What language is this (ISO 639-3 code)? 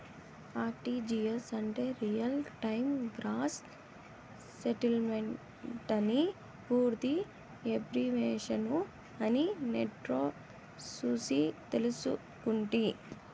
tel